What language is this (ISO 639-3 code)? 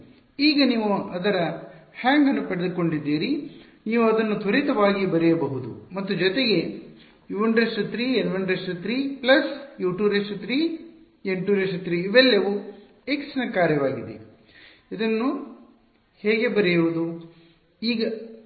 kan